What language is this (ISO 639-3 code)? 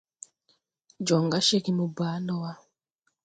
tui